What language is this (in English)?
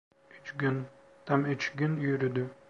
Turkish